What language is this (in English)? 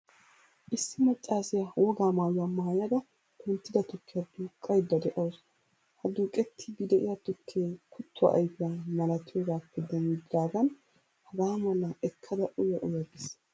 Wolaytta